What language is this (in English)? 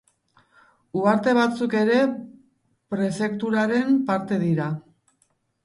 Basque